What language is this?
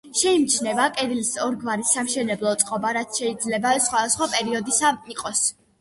Georgian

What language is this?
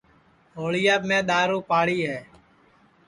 Sansi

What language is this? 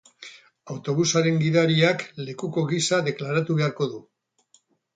Basque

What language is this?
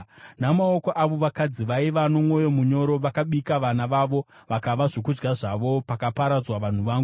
Shona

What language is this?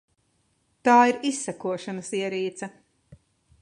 Latvian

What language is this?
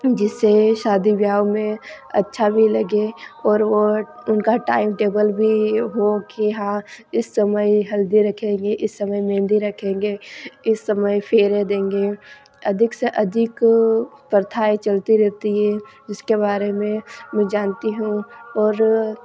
Hindi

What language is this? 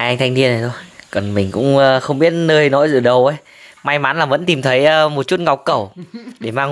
Vietnamese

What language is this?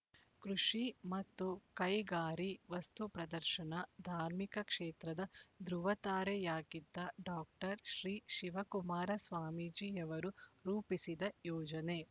Kannada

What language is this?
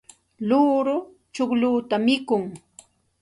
Santa Ana de Tusi Pasco Quechua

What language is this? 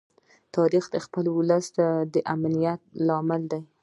Pashto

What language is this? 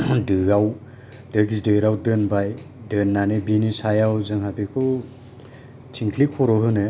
Bodo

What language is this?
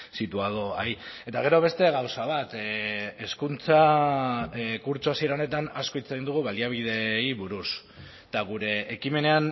Basque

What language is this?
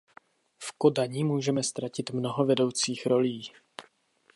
Czech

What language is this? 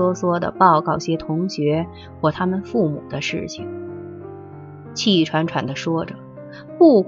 Chinese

